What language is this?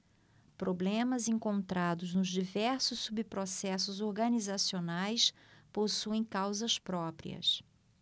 Portuguese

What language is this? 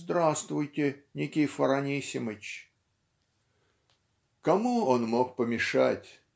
Russian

